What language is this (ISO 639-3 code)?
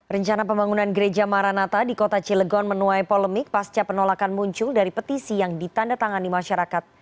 ind